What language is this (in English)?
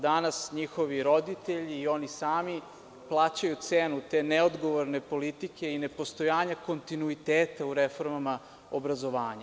Serbian